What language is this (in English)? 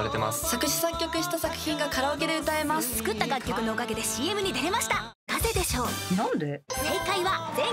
Japanese